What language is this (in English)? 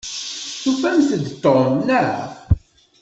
Kabyle